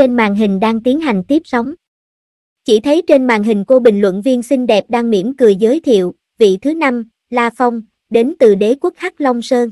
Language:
Vietnamese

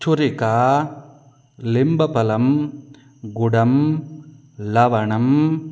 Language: Sanskrit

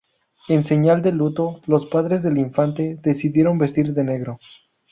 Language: Spanish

